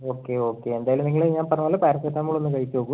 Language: Malayalam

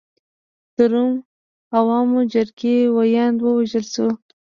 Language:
Pashto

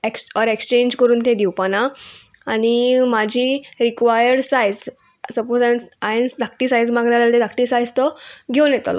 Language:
Konkani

